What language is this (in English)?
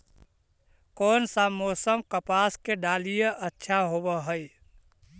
Magahi